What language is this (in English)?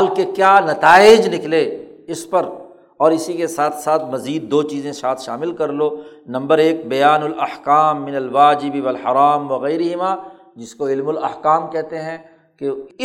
Urdu